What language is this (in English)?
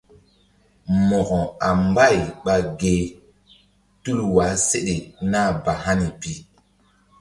Mbum